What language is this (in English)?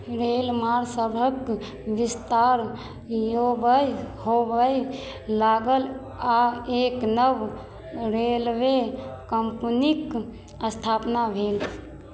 Maithili